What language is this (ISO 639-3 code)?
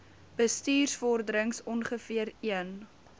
afr